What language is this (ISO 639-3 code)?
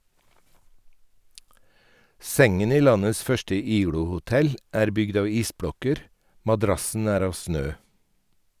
nor